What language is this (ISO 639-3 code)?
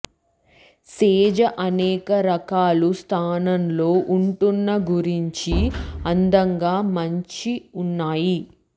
tel